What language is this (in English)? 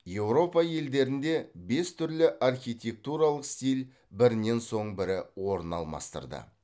Kazakh